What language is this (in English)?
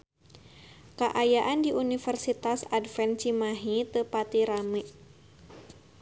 Sundanese